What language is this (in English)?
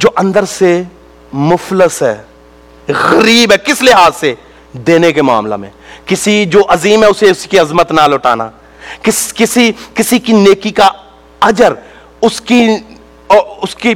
Urdu